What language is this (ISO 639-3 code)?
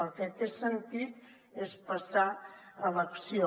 cat